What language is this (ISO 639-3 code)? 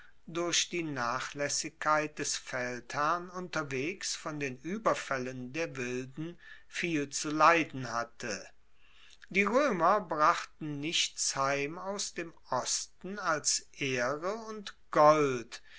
deu